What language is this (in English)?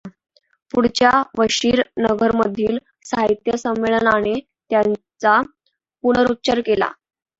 Marathi